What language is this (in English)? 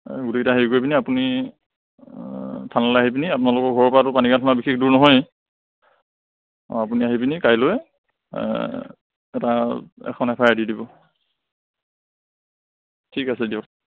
Assamese